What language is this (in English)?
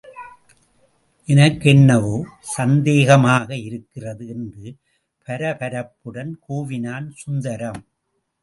Tamil